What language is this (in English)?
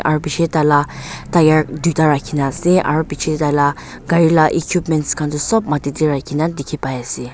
Naga Pidgin